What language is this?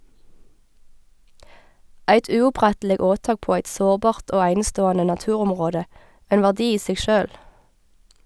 Norwegian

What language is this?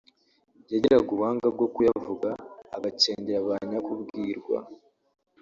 Kinyarwanda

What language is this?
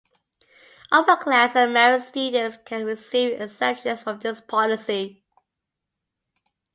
English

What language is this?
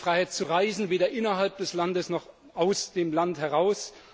German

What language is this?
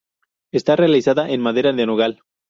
Spanish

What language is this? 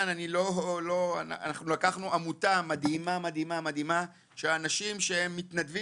Hebrew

